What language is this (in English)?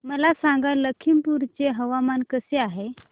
Marathi